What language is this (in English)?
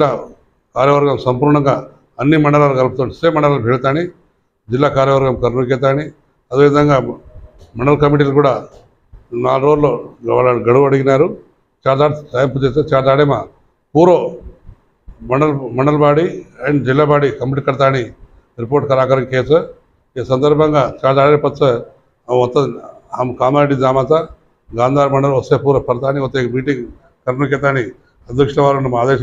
Romanian